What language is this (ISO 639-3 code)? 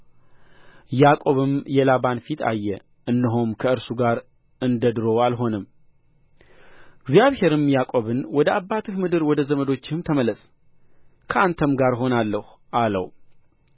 amh